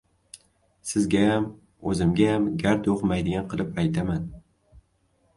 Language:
Uzbek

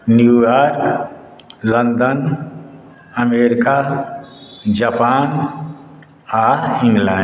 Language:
Maithili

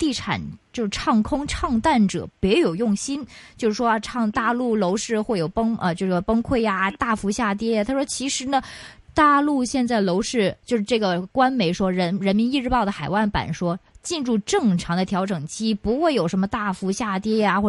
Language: Chinese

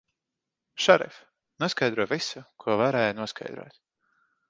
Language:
Latvian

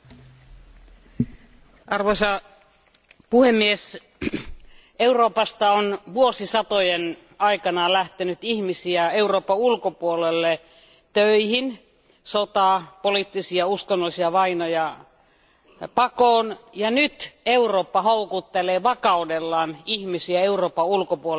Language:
Finnish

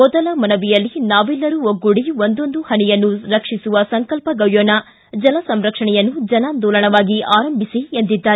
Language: Kannada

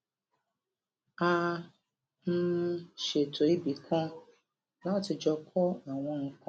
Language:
Yoruba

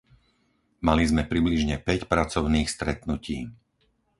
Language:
Slovak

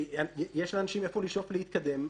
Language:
Hebrew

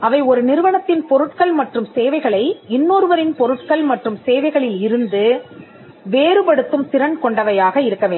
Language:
Tamil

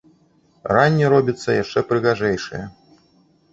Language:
Belarusian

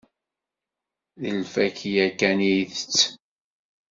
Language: Kabyle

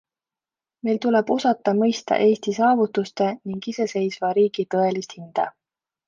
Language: Estonian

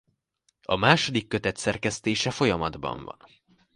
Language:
Hungarian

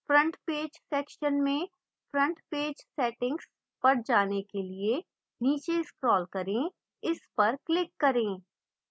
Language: Hindi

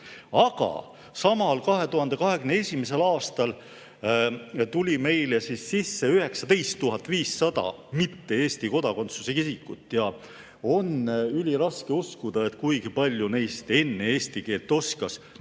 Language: Estonian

